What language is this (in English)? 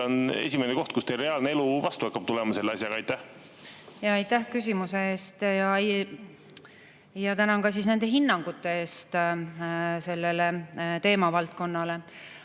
Estonian